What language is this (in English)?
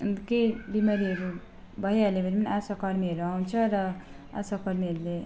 Nepali